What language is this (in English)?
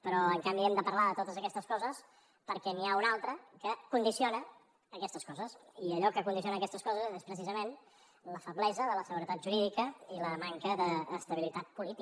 Catalan